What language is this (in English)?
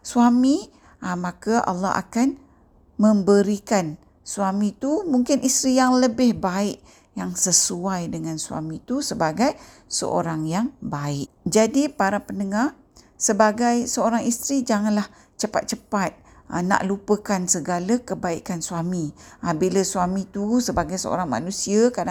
Malay